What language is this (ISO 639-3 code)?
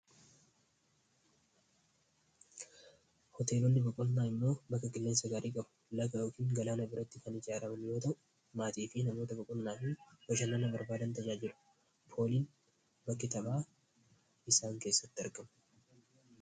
orm